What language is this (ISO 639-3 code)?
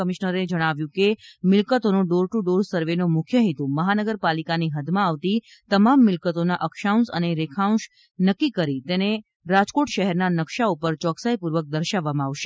guj